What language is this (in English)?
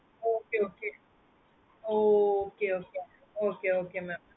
Tamil